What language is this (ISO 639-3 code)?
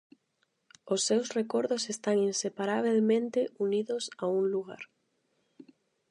glg